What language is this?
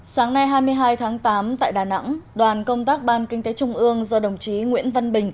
Vietnamese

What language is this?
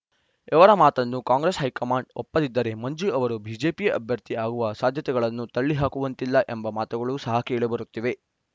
Kannada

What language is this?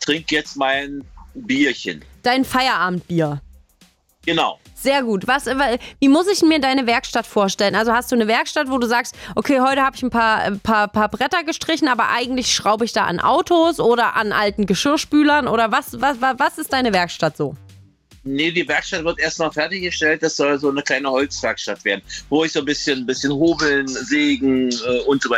German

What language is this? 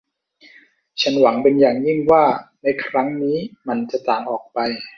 Thai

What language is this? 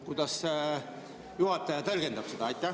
Estonian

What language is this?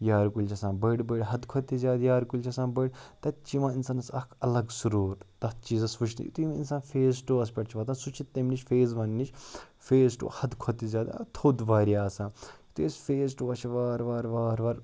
Kashmiri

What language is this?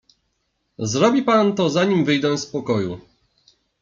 Polish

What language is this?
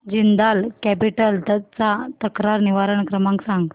Marathi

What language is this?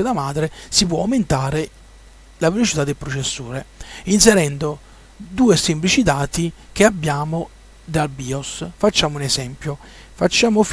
Italian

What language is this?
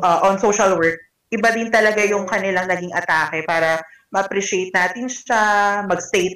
Filipino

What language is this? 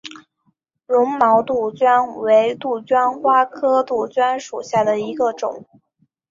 Chinese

